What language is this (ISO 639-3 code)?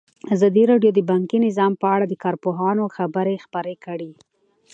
pus